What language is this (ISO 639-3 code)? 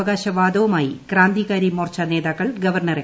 mal